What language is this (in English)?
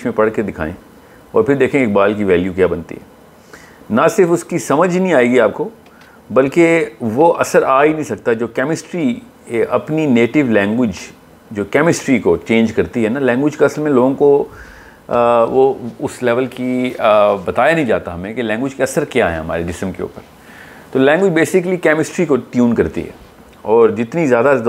Urdu